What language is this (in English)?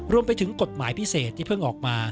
Thai